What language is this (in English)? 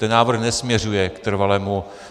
Czech